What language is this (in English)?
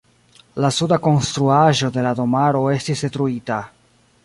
Esperanto